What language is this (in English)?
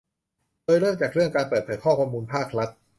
Thai